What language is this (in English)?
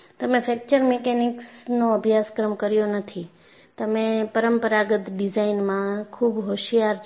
Gujarati